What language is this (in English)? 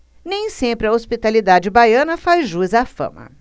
Portuguese